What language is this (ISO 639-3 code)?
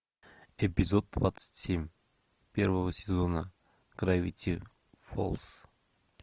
rus